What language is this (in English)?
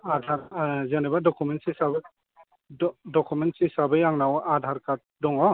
Bodo